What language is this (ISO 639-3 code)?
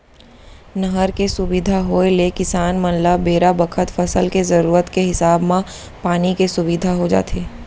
hne